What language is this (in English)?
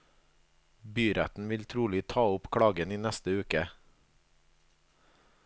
Norwegian